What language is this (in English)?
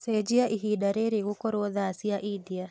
Kikuyu